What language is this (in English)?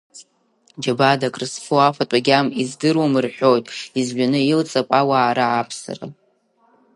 Abkhazian